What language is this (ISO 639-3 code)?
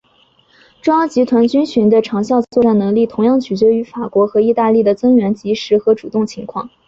zho